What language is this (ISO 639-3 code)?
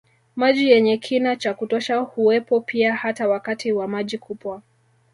swa